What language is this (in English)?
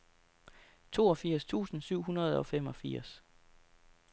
Danish